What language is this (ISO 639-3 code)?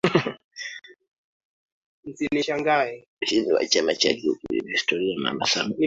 swa